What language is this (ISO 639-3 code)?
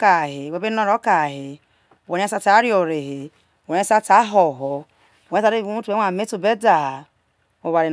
iso